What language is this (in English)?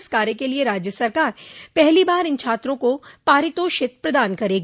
Hindi